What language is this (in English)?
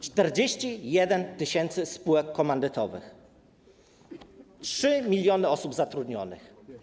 Polish